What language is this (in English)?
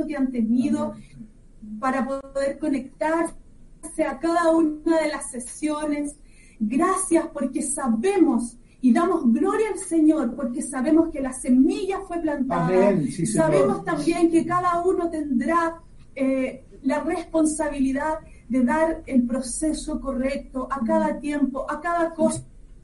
Spanish